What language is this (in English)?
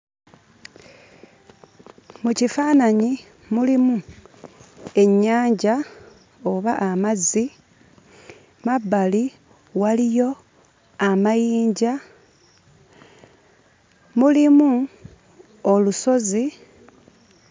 Ganda